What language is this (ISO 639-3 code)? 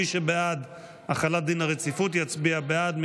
heb